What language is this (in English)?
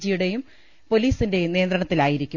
Malayalam